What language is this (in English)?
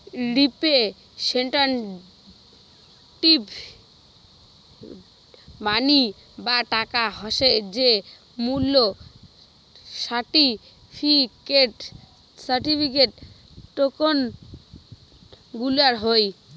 Bangla